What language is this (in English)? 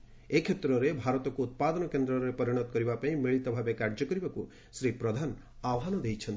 Odia